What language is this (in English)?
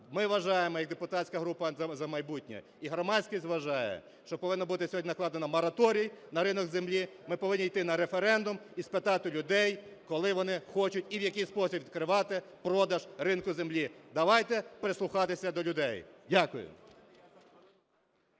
Ukrainian